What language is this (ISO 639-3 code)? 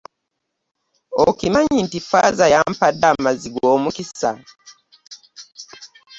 lug